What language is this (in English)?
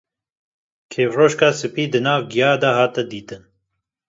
Kurdish